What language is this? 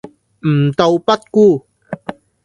Cantonese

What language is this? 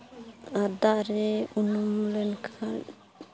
Santali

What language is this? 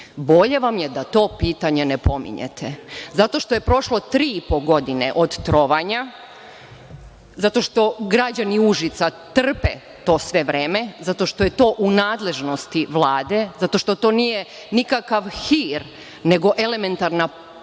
Serbian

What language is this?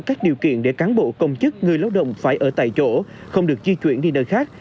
Vietnamese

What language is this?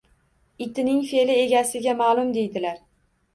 Uzbek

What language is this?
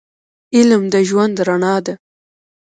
Pashto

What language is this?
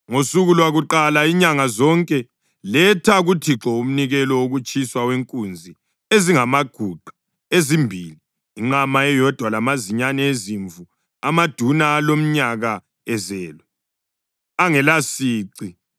North Ndebele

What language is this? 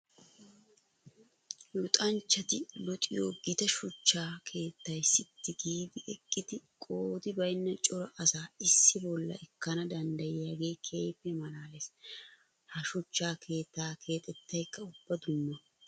Wolaytta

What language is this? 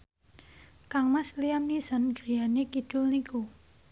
Javanese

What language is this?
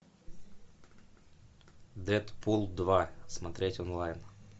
Russian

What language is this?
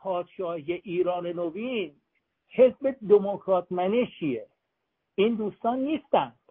Persian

